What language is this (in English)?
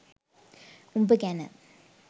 Sinhala